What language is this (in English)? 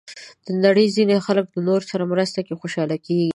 Pashto